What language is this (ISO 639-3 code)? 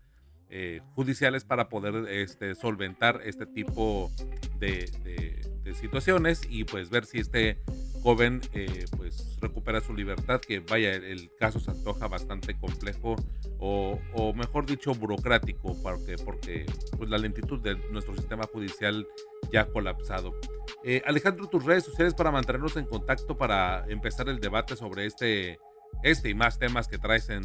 spa